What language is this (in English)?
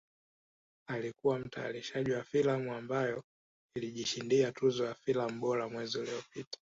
Swahili